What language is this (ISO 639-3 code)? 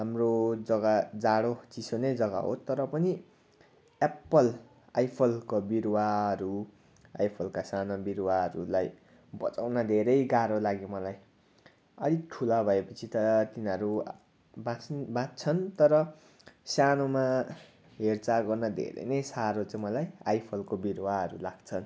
nep